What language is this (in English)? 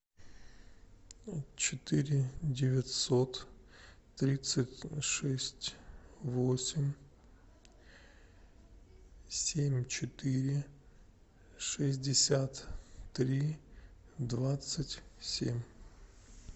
Russian